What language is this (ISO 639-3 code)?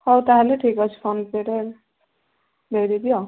ori